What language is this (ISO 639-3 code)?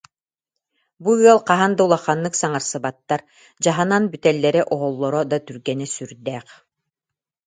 sah